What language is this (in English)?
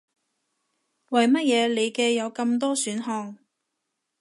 Cantonese